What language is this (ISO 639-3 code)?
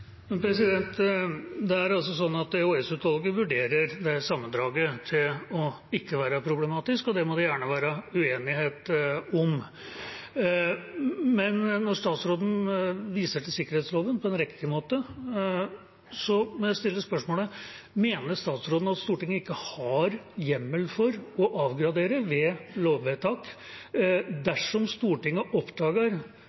nob